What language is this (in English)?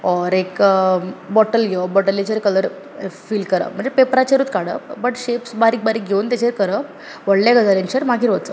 Konkani